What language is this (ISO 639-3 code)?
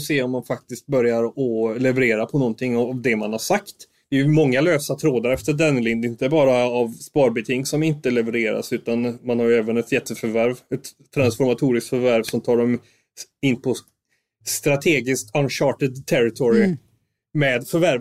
swe